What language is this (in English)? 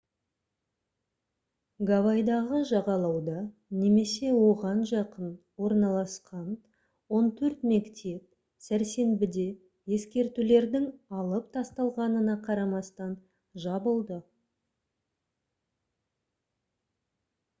Kazakh